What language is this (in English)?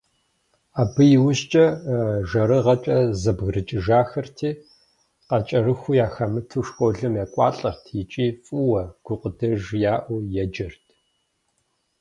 Kabardian